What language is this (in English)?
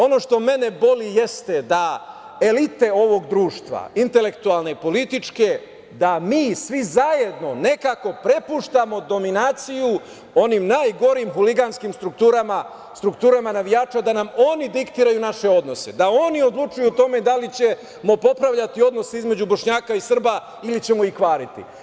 Serbian